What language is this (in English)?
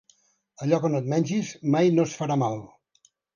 Catalan